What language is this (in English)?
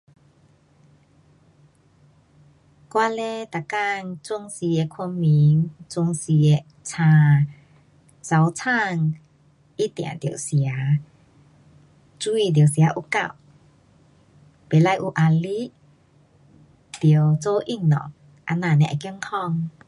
Pu-Xian Chinese